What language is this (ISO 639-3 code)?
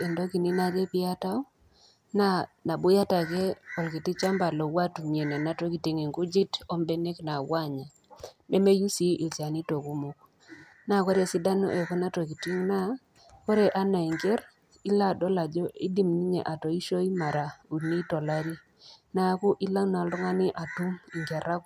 mas